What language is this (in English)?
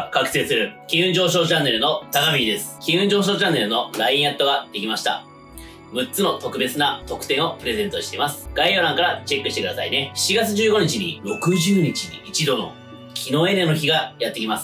Japanese